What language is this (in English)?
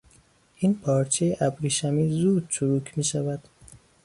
Persian